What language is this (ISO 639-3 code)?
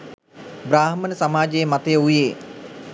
sin